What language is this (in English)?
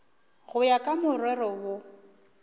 Northern Sotho